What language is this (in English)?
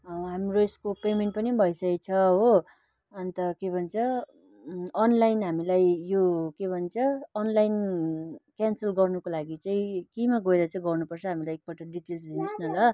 Nepali